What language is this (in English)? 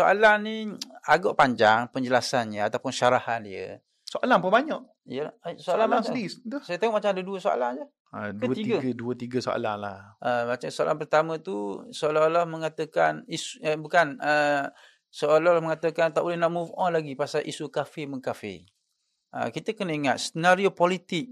Malay